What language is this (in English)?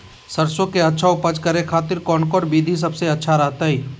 Magahi